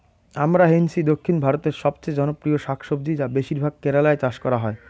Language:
Bangla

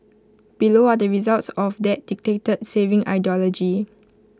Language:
English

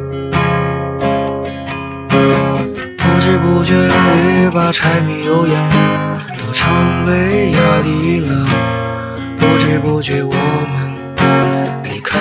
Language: Chinese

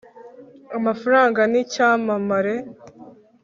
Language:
Kinyarwanda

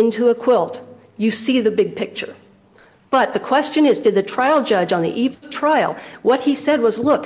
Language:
English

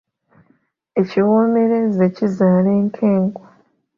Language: Ganda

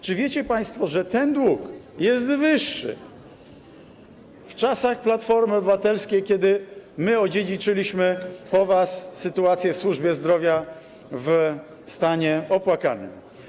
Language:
Polish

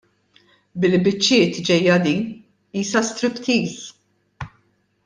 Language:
Maltese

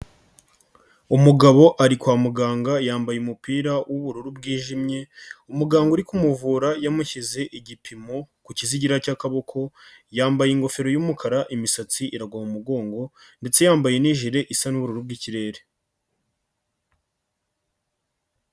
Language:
Kinyarwanda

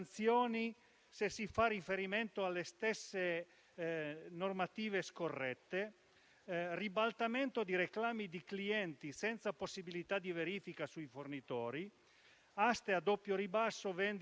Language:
Italian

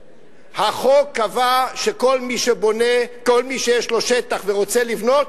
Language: Hebrew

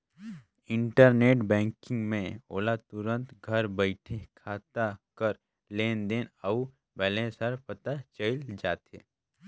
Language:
Chhattisgarhi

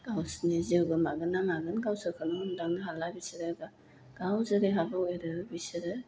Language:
Bodo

